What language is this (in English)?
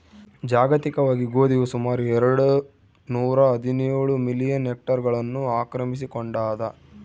Kannada